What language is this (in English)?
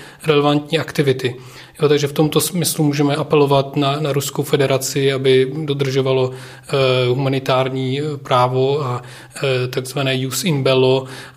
Czech